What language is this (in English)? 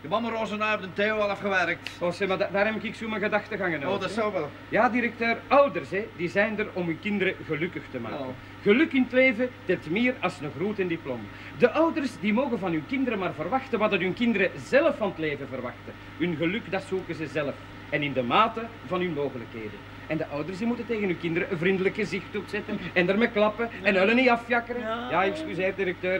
Dutch